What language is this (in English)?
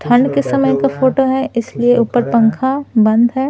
Hindi